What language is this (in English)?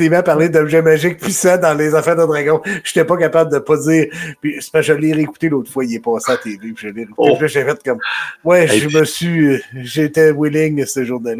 French